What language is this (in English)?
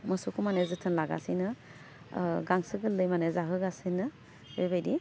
Bodo